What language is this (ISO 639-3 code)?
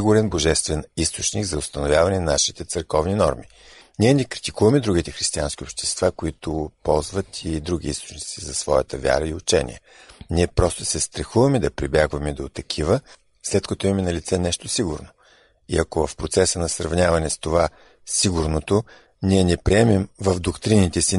bul